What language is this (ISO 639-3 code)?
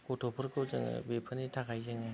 brx